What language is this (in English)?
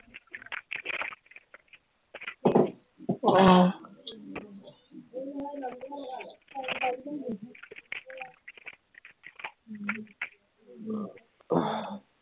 Assamese